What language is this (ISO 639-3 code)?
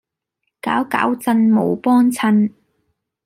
yue